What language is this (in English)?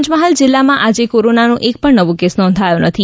Gujarati